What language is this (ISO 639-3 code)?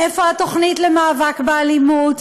heb